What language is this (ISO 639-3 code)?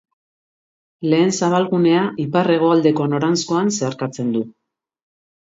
eus